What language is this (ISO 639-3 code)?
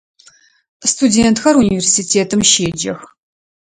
ady